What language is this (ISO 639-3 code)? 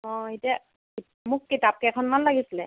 asm